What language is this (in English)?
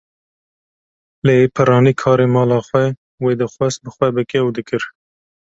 Kurdish